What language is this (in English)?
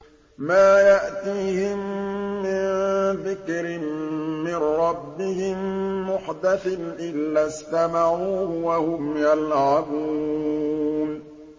Arabic